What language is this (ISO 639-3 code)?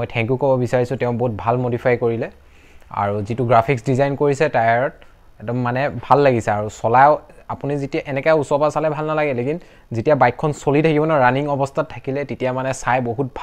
tha